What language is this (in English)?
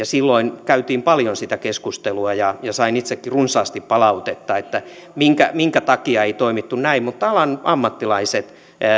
Finnish